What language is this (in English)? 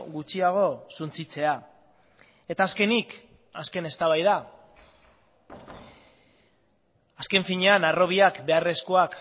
Basque